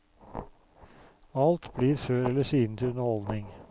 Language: Norwegian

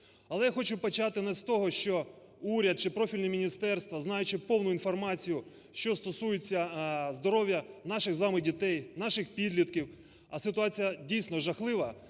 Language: Ukrainian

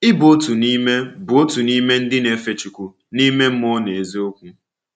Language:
Igbo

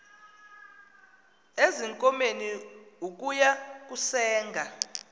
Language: Xhosa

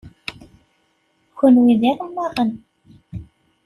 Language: Kabyle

